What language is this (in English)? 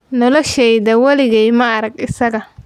Somali